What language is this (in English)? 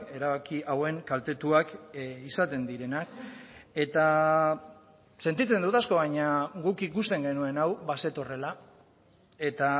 Basque